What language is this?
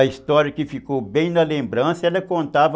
Portuguese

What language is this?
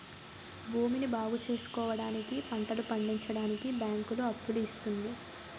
Telugu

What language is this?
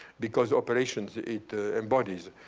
English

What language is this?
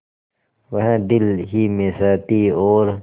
Hindi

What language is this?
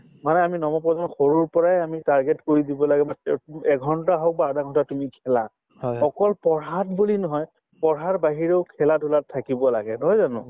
Assamese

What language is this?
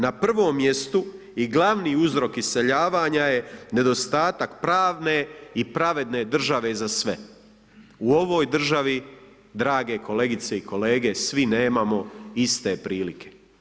Croatian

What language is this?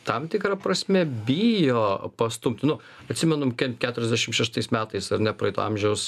Lithuanian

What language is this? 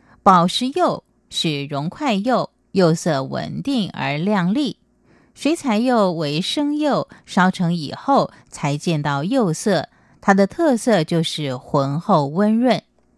Chinese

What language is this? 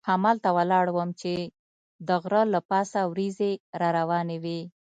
Pashto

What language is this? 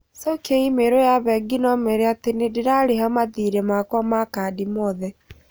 Kikuyu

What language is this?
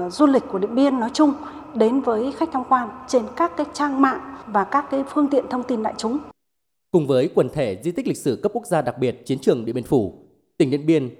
Vietnamese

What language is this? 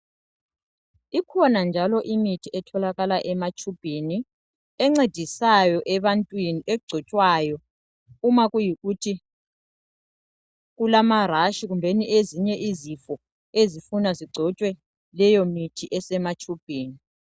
North Ndebele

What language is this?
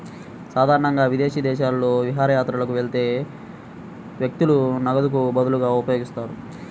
Telugu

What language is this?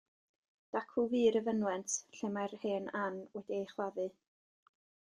Welsh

